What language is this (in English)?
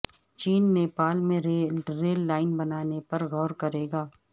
Urdu